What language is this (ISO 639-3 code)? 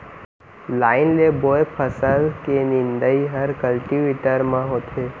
hne